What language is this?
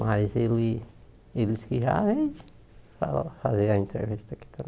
Portuguese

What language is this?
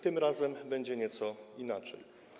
Polish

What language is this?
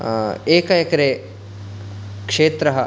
Sanskrit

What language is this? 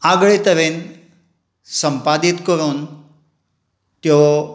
Konkani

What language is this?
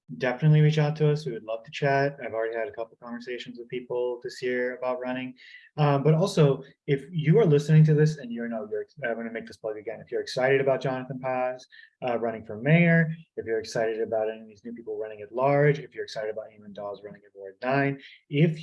English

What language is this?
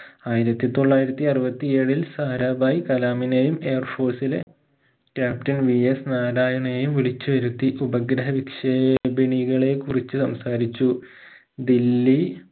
Malayalam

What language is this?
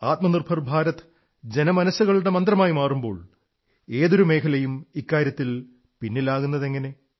Malayalam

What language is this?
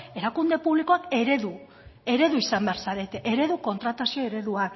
Basque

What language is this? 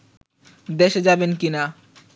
Bangla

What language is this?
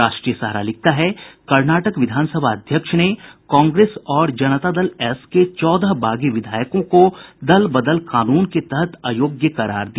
Hindi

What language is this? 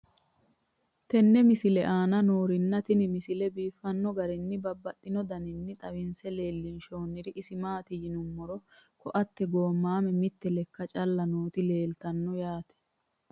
Sidamo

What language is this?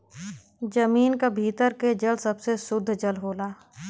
Bhojpuri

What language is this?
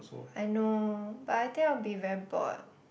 English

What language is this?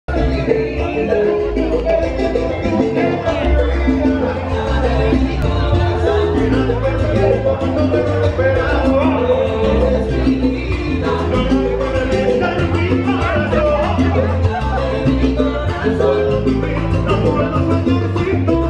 Spanish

